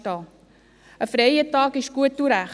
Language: Swiss German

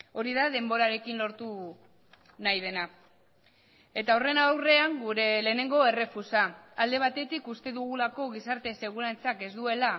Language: Basque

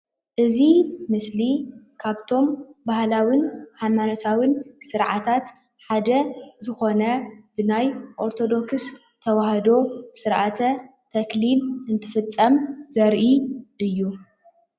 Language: Tigrinya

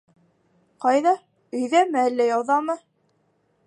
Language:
Bashkir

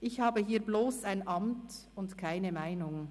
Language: Swiss German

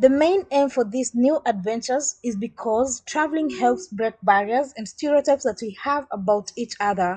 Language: English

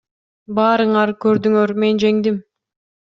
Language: Kyrgyz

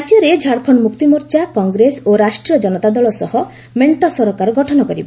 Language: Odia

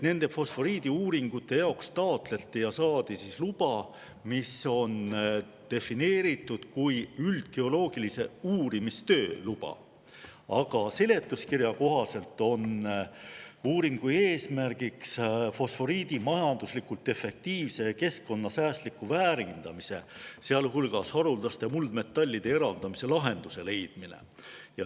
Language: Estonian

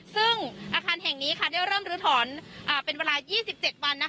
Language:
Thai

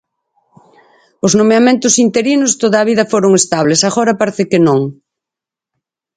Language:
Galician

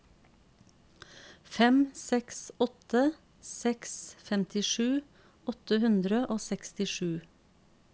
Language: Norwegian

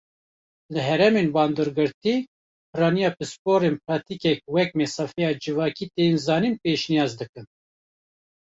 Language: Kurdish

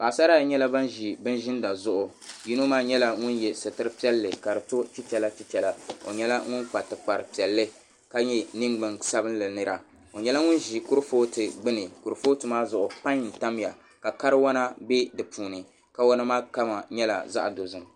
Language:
Dagbani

